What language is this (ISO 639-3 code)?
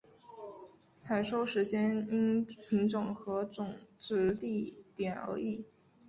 zho